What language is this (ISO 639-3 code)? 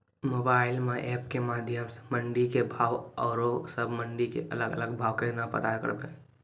mai